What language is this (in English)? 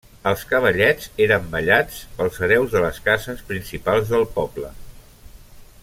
Catalan